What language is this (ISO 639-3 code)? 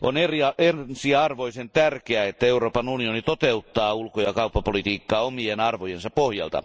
fin